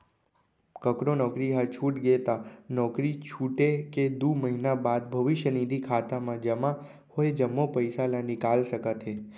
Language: Chhattisgarhi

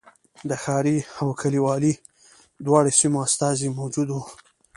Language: Pashto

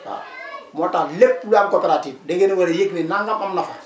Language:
Wolof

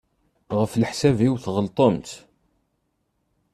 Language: Kabyle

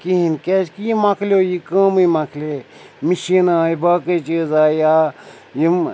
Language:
Kashmiri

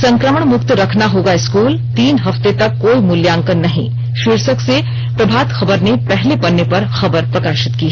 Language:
Hindi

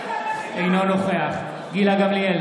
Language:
Hebrew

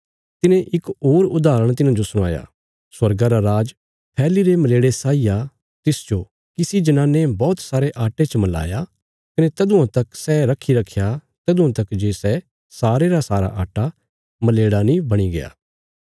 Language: Bilaspuri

